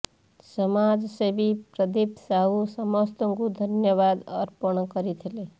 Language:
Odia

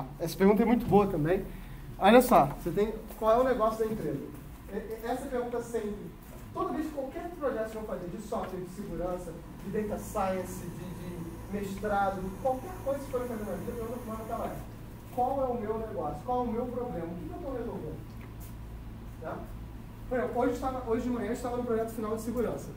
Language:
Portuguese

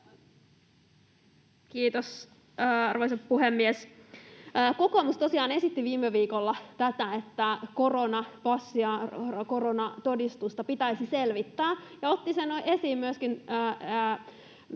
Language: Finnish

